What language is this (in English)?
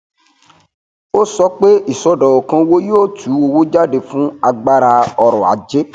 Yoruba